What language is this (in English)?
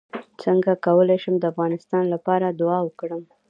Pashto